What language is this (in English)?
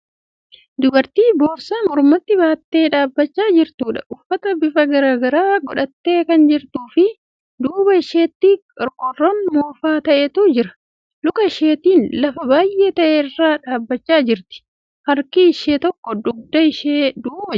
Oromo